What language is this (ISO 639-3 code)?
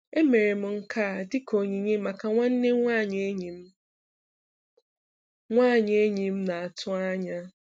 ibo